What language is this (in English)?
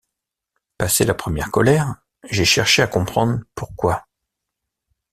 French